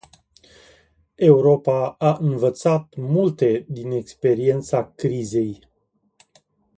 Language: Romanian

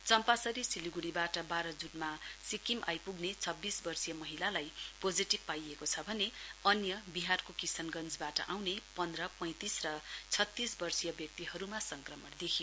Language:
Nepali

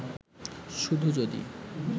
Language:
Bangla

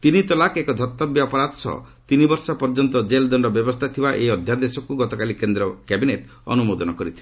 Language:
Odia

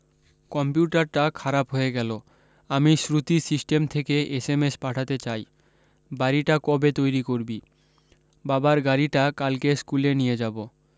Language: Bangla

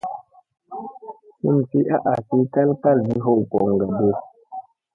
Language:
Musey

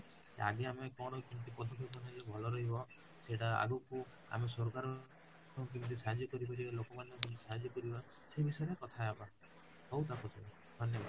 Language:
Odia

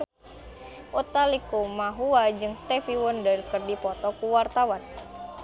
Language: Sundanese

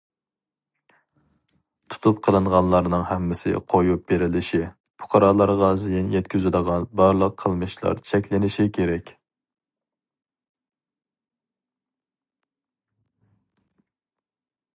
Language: Uyghur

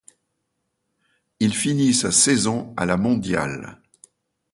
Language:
French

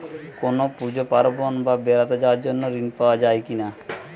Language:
Bangla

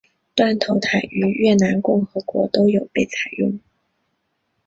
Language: Chinese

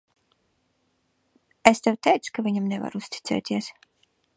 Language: Latvian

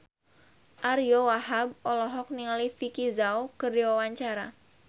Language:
Sundanese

